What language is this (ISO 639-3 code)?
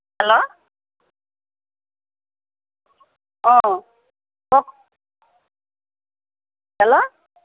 asm